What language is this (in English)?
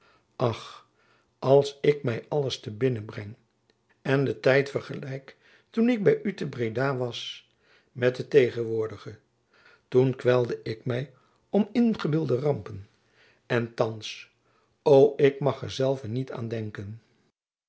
Dutch